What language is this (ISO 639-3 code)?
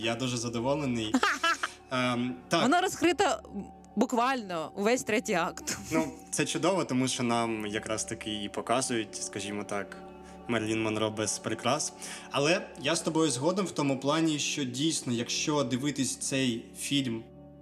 ukr